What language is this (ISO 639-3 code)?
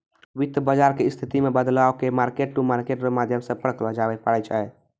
mai